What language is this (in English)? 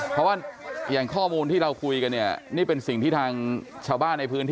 Thai